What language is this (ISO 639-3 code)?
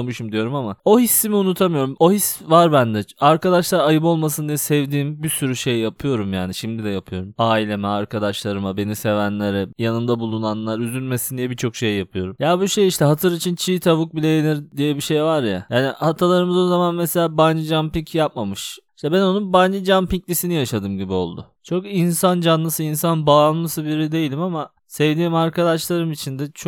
tur